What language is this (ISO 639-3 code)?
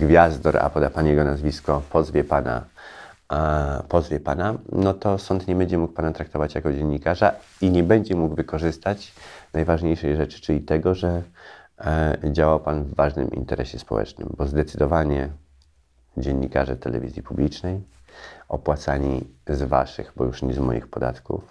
pol